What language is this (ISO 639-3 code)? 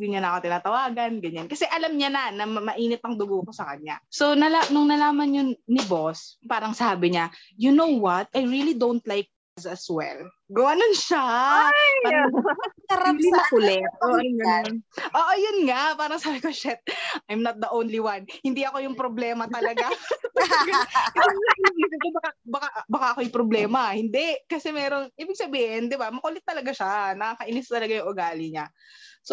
fil